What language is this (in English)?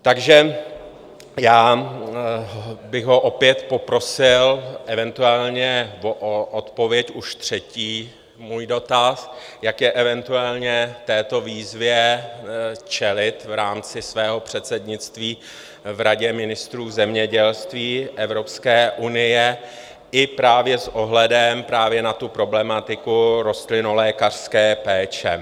Czech